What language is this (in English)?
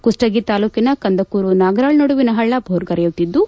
Kannada